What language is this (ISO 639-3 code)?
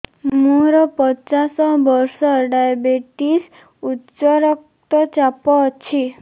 ori